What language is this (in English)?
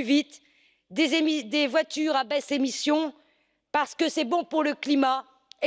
French